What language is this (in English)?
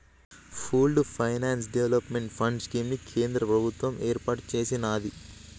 Telugu